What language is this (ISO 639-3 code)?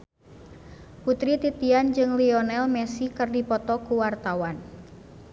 sun